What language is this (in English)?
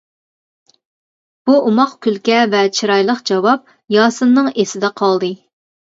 Uyghur